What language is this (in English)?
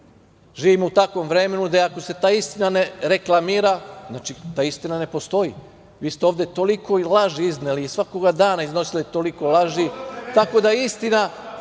Serbian